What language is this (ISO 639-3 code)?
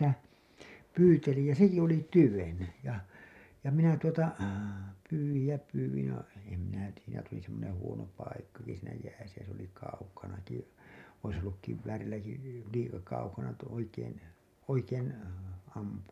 fin